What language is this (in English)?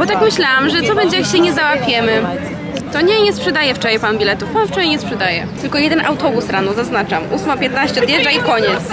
Polish